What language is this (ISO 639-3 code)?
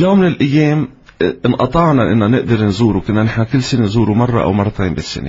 ara